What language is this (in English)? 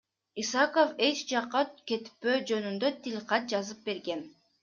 Kyrgyz